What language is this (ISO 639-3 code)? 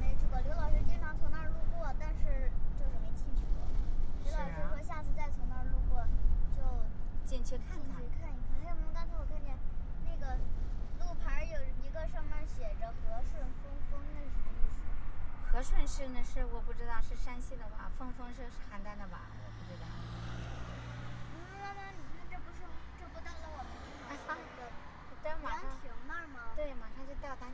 zho